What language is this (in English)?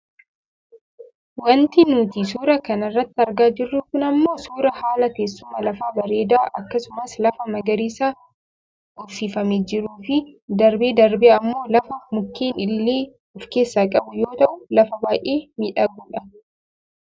Oromo